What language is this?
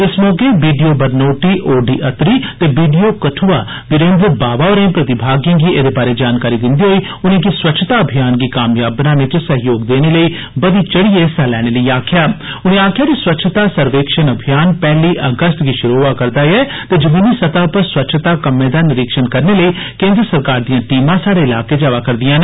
Dogri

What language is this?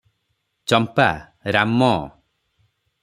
Odia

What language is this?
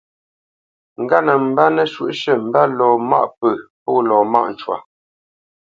Bamenyam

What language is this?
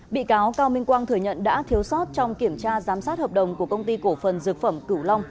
Vietnamese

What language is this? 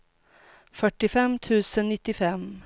Swedish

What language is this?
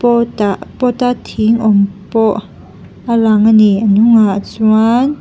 Mizo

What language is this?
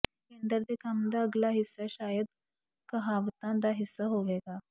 Punjabi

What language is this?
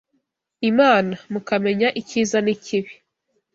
Kinyarwanda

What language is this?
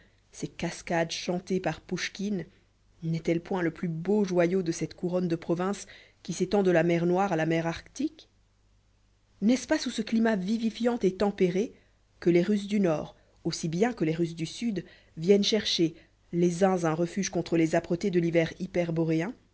French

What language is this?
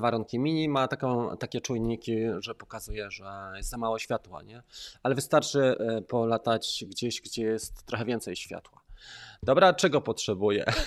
Polish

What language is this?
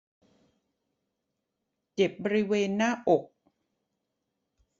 Thai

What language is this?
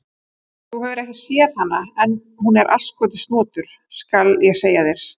Icelandic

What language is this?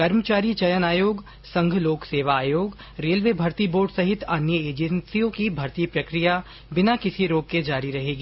Hindi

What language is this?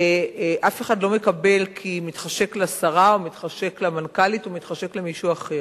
Hebrew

